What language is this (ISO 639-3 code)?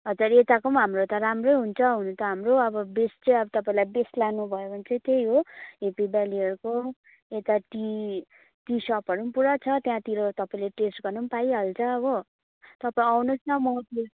nep